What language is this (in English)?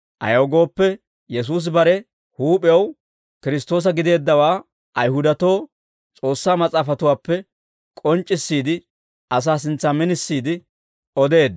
Dawro